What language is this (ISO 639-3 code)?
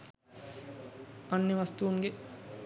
sin